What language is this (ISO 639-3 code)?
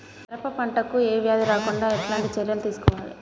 tel